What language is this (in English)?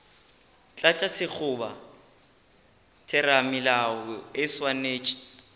Northern Sotho